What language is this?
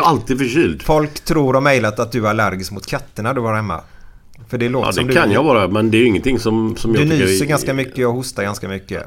Swedish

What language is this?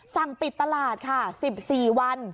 Thai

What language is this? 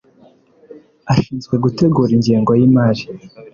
Kinyarwanda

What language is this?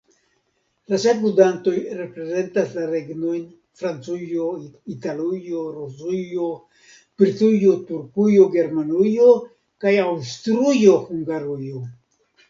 Esperanto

